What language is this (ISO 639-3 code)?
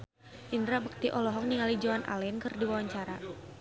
sun